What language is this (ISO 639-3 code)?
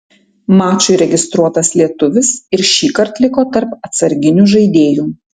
lit